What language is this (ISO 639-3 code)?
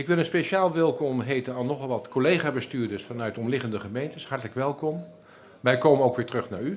nld